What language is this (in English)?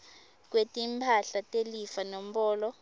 Swati